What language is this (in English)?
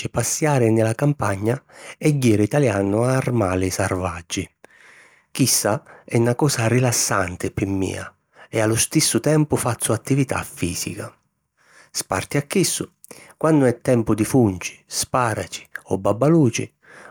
Sicilian